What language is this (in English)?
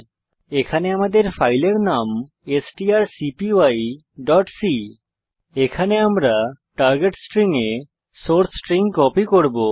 Bangla